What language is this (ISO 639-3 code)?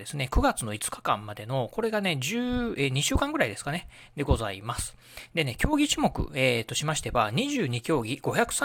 jpn